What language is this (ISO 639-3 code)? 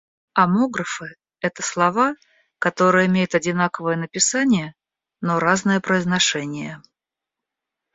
rus